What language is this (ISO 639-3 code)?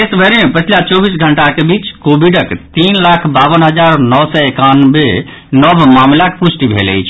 mai